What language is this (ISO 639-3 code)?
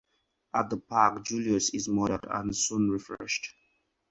eng